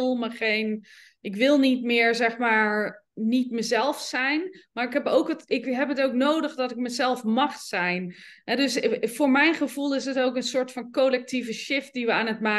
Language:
Dutch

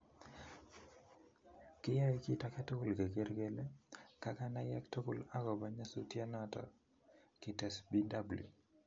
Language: Kalenjin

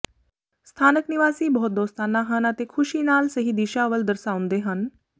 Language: Punjabi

